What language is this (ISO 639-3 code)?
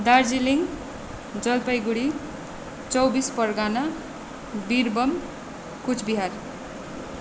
nep